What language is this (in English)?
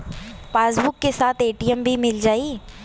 Bhojpuri